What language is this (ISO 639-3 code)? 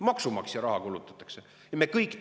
est